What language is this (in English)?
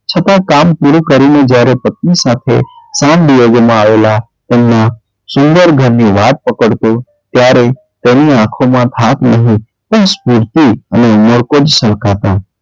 Gujarati